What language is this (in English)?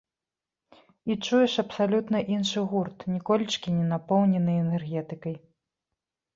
Belarusian